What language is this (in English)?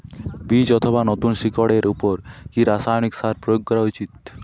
Bangla